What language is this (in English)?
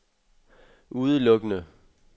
Danish